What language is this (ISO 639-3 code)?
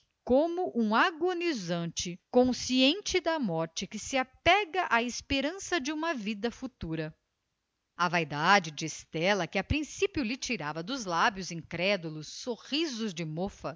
por